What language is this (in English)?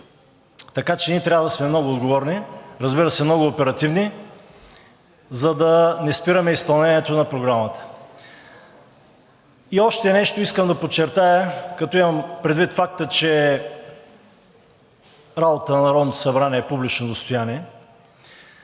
Bulgarian